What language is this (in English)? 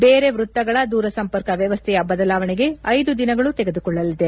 Kannada